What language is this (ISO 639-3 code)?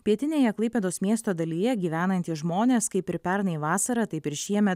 lit